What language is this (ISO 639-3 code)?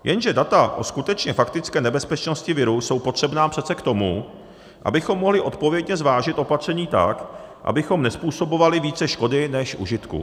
ces